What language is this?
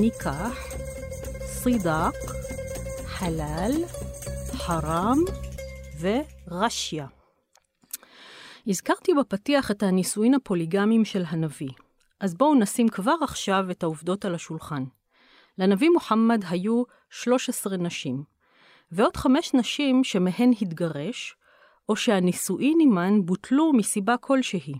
Hebrew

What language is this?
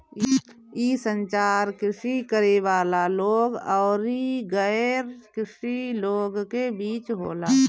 Bhojpuri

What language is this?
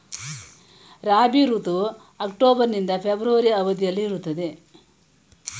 Kannada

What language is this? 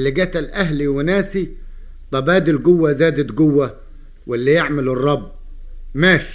Arabic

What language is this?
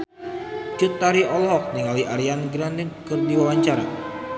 Sundanese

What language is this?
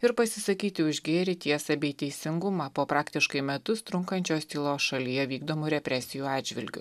Lithuanian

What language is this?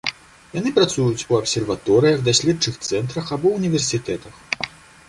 Belarusian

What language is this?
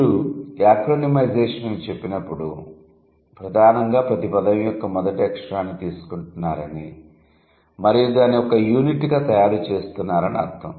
Telugu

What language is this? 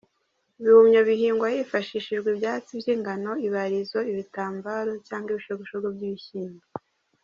Kinyarwanda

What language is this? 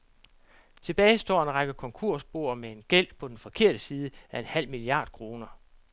Danish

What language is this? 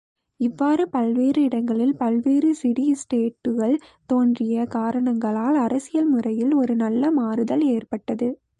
Tamil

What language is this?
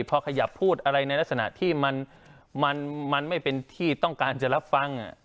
Thai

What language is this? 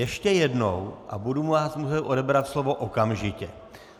Czech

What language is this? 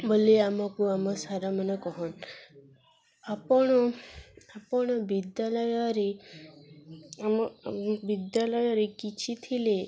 Odia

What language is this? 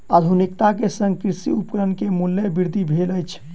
Maithili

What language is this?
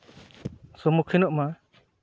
Santali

